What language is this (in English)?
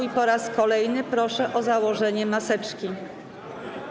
Polish